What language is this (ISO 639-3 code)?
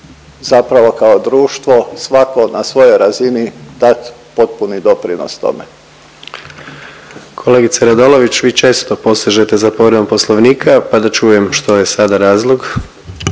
hrv